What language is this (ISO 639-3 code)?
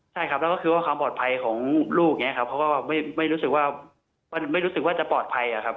tha